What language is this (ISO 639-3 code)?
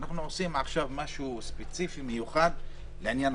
heb